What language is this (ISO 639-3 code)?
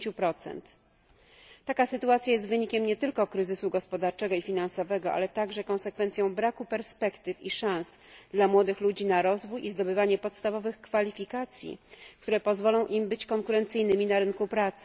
pol